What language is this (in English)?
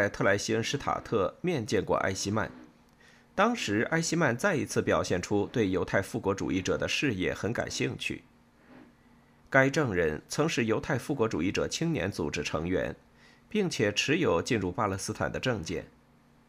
Chinese